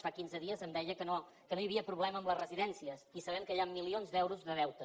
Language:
Catalan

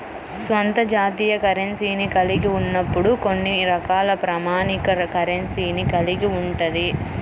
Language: Telugu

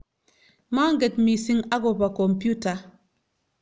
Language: Kalenjin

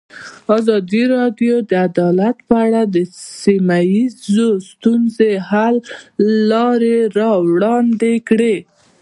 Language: Pashto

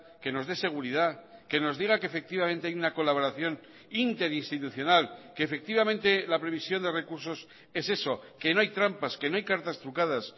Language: Spanish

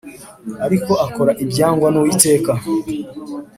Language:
Kinyarwanda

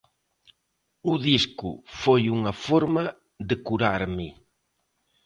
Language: Galician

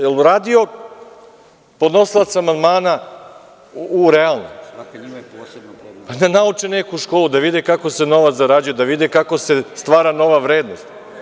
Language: Serbian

